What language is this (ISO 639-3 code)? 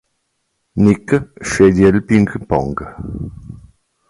ita